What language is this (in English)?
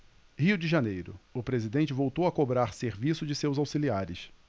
Portuguese